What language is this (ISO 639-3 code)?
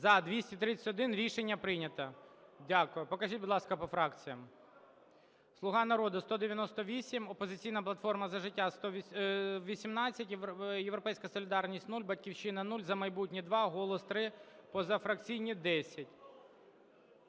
ukr